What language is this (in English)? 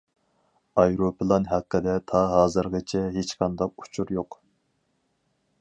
Uyghur